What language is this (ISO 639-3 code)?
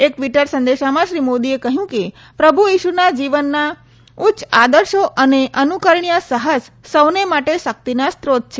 guj